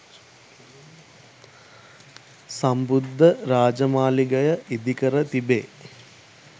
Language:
Sinhala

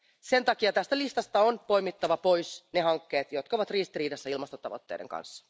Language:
Finnish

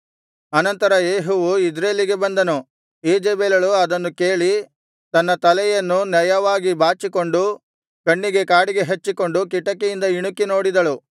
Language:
Kannada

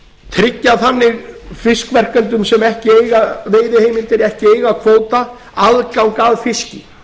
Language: Icelandic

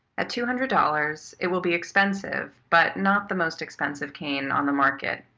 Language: English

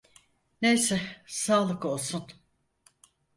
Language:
Turkish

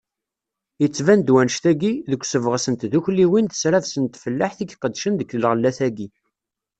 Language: Kabyle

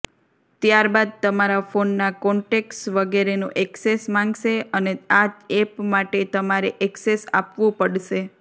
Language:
Gujarati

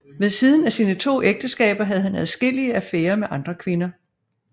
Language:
Danish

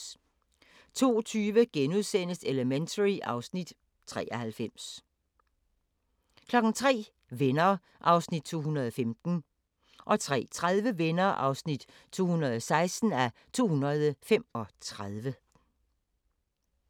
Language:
Danish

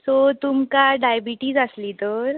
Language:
Konkani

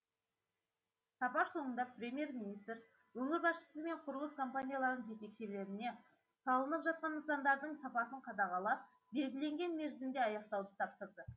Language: Kazakh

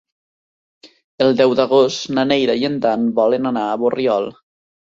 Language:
Catalan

